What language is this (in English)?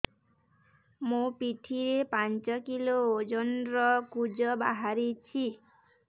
Odia